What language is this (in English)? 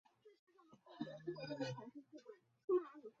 Chinese